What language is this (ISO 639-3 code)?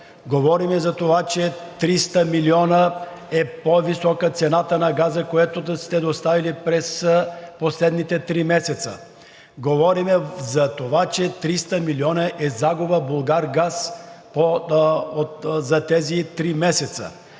bul